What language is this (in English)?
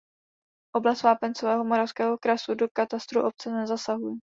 Czech